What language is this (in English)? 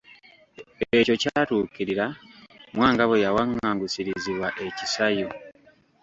Ganda